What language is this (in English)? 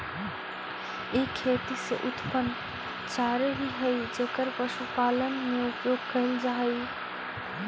Magahi